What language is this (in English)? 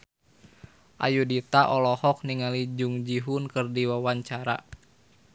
Sundanese